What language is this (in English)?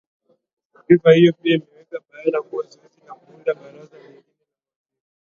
Swahili